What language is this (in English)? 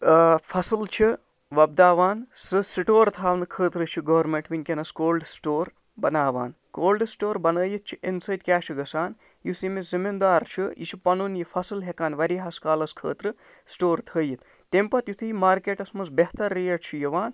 Kashmiri